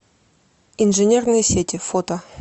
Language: Russian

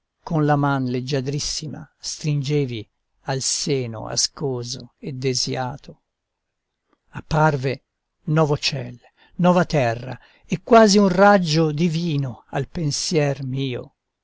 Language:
Italian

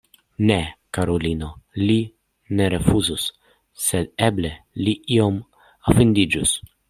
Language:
Esperanto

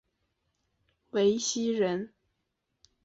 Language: Chinese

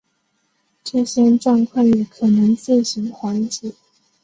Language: Chinese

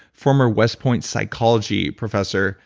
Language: English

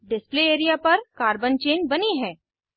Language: Hindi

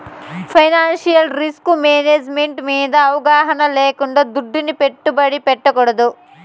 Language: Telugu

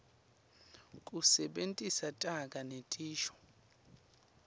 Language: Swati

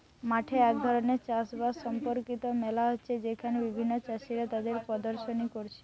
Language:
Bangla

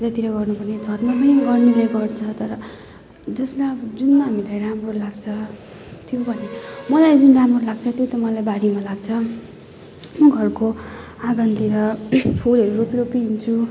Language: Nepali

